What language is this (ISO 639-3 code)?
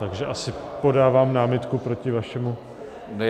ces